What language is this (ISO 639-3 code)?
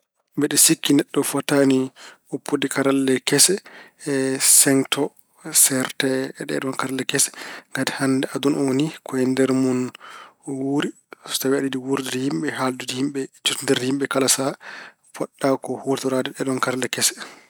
ful